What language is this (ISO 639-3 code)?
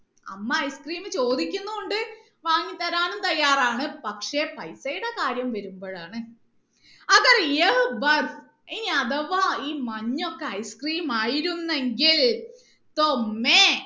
mal